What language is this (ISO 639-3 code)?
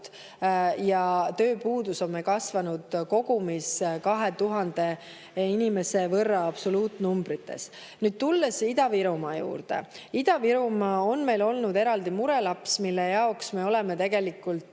est